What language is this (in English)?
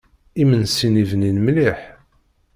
Kabyle